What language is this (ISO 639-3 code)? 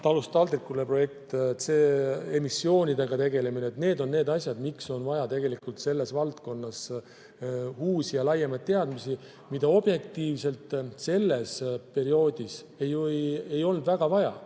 est